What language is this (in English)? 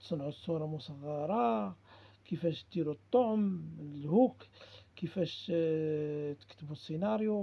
Arabic